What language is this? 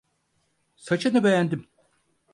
Turkish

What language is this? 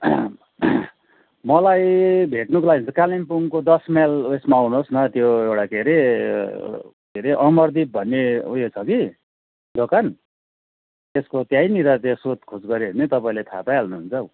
Nepali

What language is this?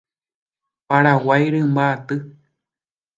Guarani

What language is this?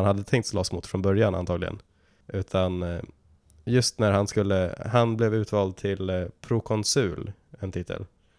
Swedish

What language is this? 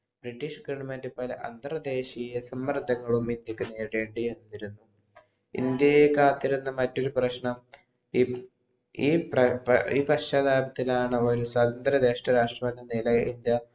Malayalam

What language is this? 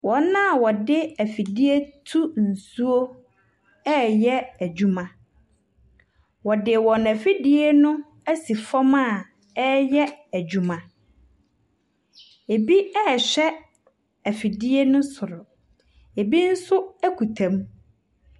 Akan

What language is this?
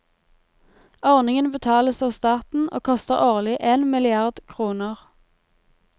Norwegian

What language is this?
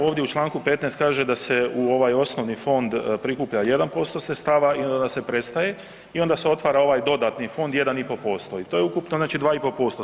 Croatian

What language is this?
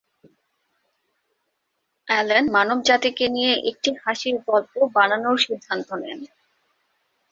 Bangla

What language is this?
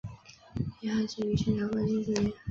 Chinese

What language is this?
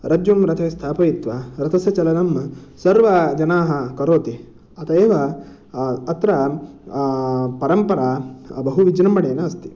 Sanskrit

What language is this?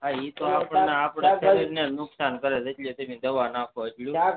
Gujarati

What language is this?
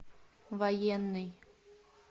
Russian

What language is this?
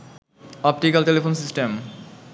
Bangla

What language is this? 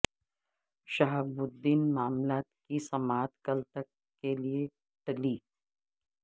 Urdu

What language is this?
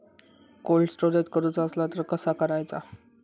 Marathi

